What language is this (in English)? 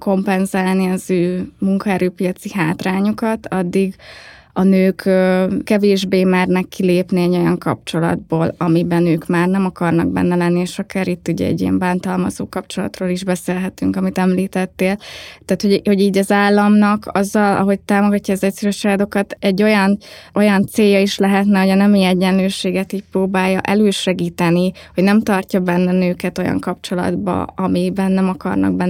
Hungarian